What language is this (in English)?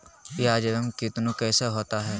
Magahi